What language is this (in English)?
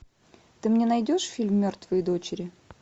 Russian